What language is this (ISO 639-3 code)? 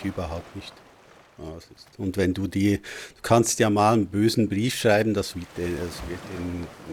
deu